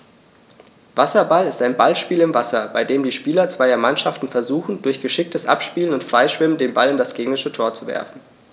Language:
German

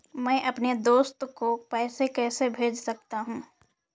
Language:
Hindi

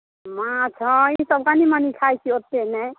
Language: Maithili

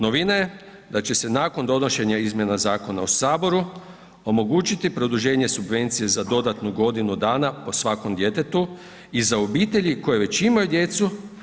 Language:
Croatian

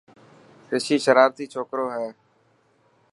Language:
Dhatki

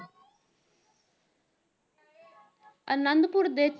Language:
Punjabi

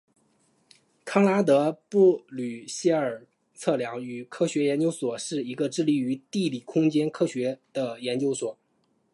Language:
Chinese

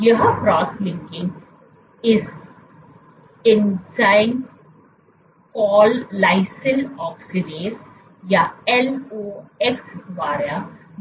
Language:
Hindi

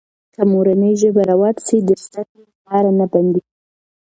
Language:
Pashto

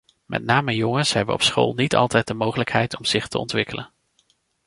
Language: Dutch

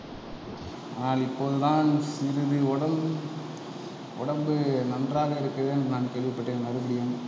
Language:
Tamil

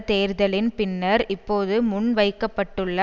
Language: Tamil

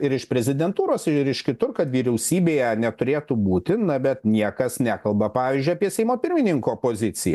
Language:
Lithuanian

